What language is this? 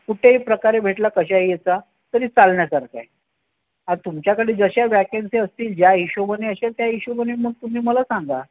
Marathi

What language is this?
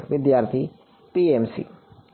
Gujarati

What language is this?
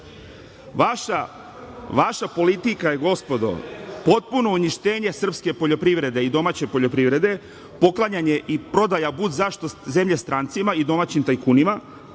Serbian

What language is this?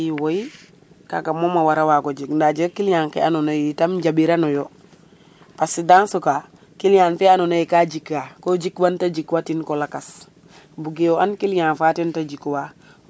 Serer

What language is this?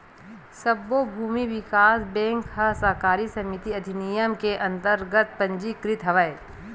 Chhattisgarhi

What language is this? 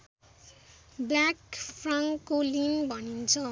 Nepali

